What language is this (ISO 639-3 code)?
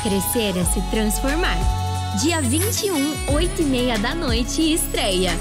por